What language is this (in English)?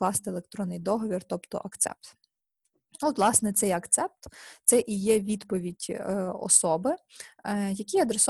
Ukrainian